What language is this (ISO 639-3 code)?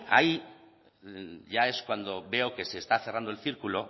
spa